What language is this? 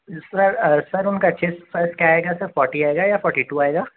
Urdu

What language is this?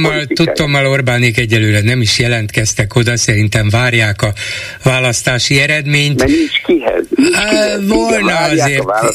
Hungarian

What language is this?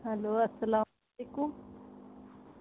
Urdu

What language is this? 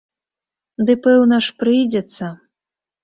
Belarusian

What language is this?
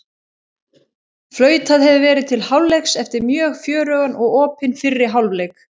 Icelandic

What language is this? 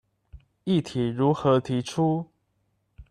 Chinese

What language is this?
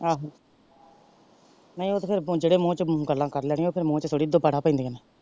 Punjabi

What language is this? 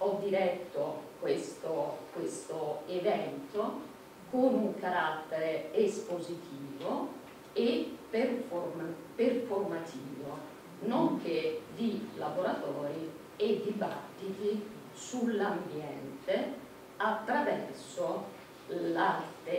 Italian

